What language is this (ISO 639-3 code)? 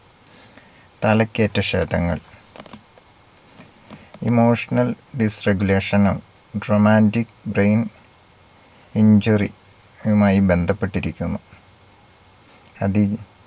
mal